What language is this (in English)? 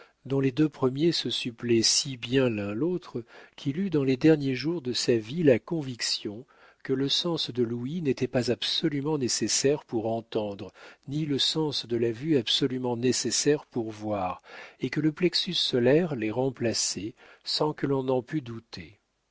French